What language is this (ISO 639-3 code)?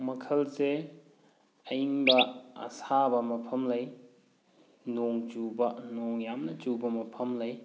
mni